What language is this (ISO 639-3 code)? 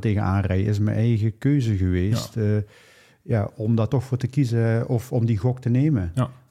nld